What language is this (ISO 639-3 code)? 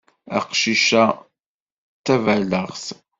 kab